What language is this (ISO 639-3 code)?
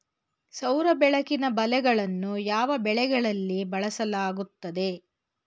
kan